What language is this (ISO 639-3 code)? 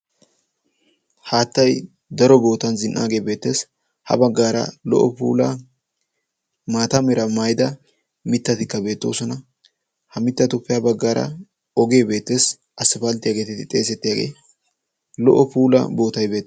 wal